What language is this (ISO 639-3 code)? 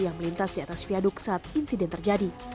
ind